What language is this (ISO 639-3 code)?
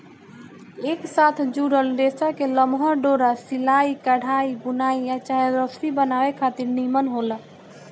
bho